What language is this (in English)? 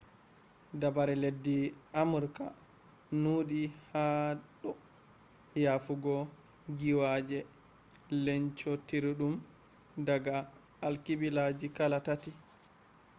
Fula